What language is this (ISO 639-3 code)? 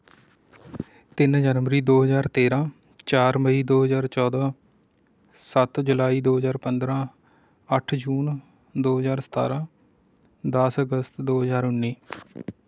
pan